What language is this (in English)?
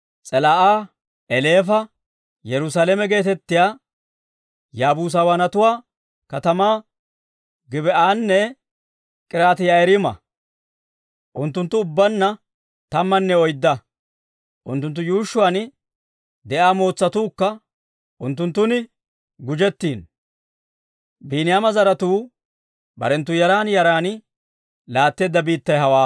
Dawro